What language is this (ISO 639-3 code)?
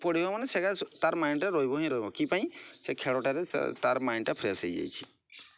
ori